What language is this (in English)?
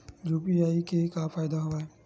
Chhattisgarhi